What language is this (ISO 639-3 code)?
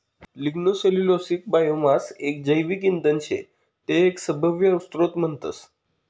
mar